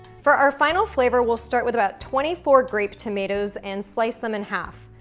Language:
English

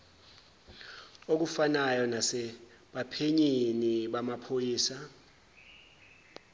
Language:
Zulu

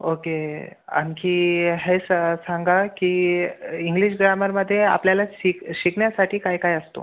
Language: Marathi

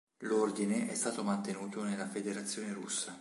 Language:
Italian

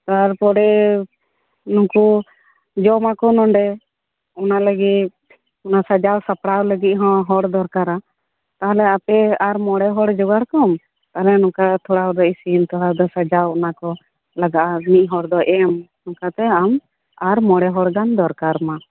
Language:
Santali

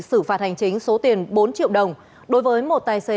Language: Vietnamese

